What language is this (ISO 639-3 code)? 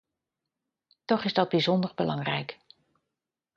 nld